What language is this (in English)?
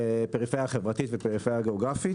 Hebrew